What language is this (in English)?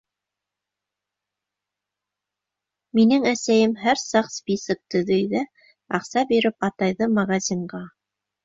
Bashkir